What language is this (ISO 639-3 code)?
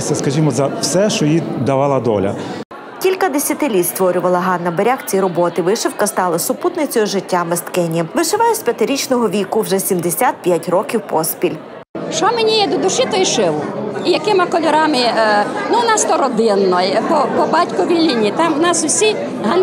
ukr